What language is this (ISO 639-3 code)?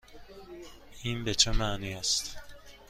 fas